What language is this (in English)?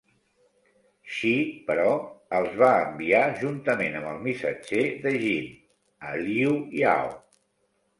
Catalan